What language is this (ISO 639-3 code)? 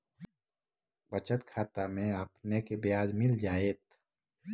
mag